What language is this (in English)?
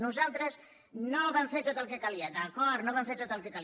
Catalan